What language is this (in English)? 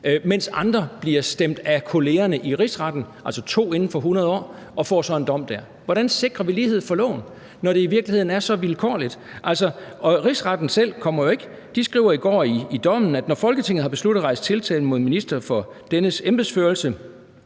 Danish